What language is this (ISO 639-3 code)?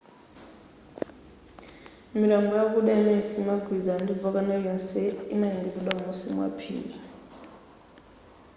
nya